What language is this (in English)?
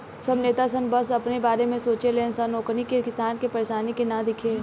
Bhojpuri